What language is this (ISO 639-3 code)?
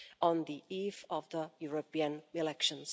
eng